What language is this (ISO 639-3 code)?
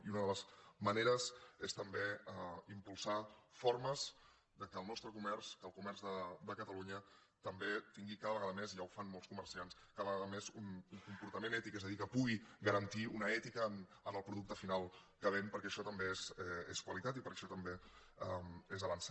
cat